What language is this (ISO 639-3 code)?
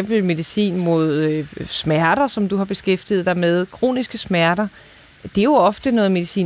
dan